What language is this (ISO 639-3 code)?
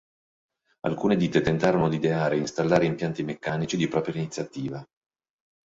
ita